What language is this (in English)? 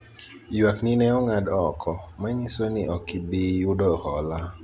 Luo (Kenya and Tanzania)